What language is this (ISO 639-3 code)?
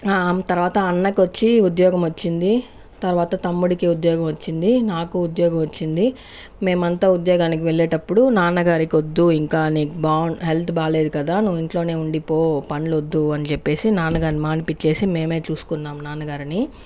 tel